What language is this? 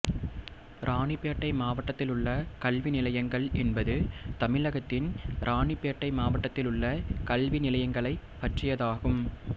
Tamil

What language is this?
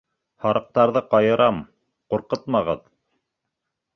Bashkir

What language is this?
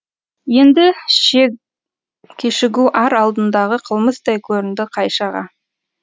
Kazakh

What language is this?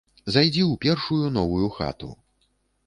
Belarusian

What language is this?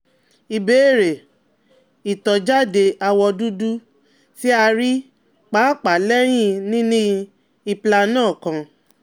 Yoruba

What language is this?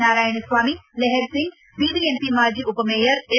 Kannada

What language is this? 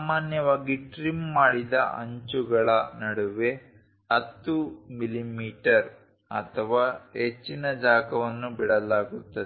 Kannada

